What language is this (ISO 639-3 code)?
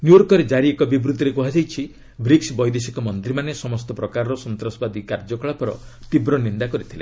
ori